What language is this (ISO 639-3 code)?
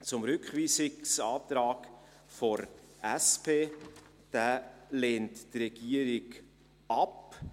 gsw